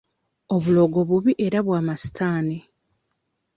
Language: Ganda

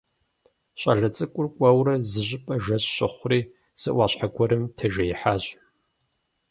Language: Kabardian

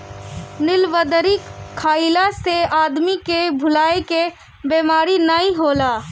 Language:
Bhojpuri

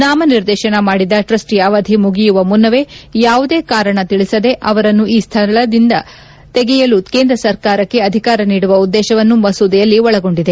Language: Kannada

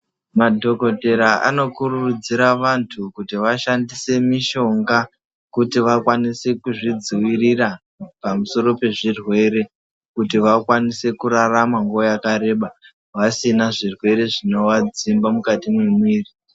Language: Ndau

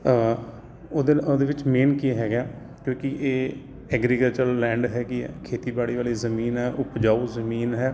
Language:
Punjabi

